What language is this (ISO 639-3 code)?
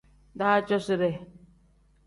kdh